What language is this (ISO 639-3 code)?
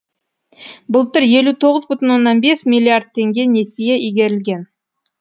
kaz